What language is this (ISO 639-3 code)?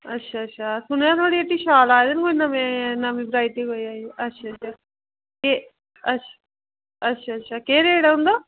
doi